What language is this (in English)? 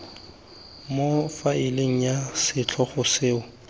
Tswana